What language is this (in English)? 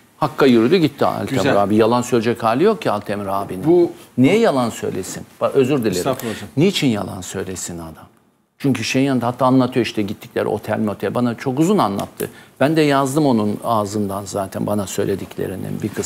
Turkish